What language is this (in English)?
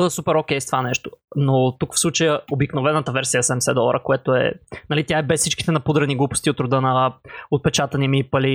Bulgarian